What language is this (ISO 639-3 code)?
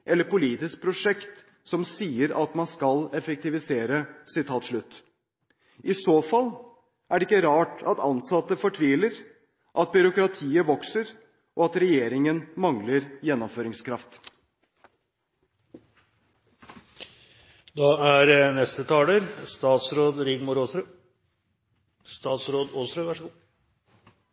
nob